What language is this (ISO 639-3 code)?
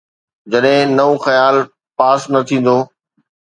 snd